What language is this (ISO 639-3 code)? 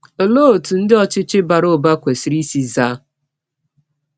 ibo